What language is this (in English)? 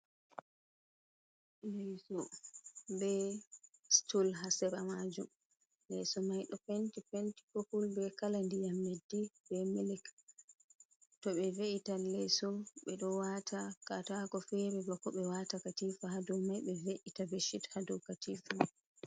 Fula